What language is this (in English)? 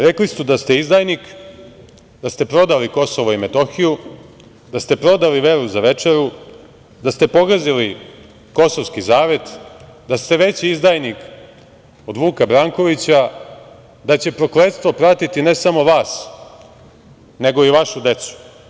Serbian